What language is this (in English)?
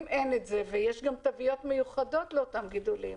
Hebrew